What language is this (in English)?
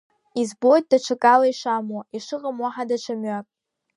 Abkhazian